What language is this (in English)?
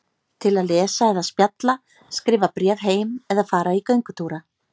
Icelandic